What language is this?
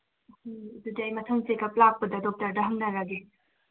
Manipuri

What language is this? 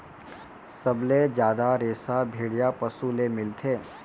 Chhattisgarhi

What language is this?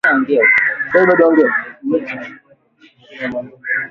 Swahili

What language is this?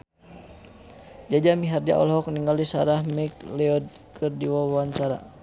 Sundanese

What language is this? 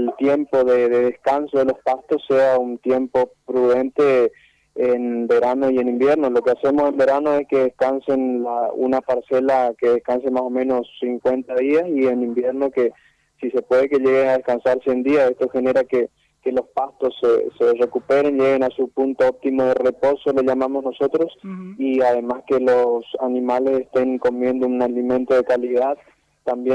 Spanish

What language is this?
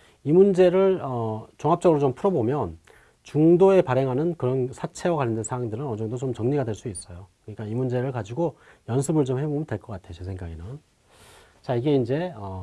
Korean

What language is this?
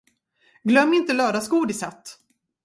Swedish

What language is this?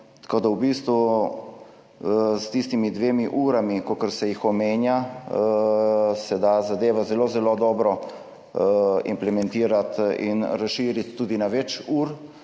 Slovenian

